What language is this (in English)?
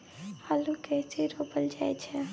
Maithili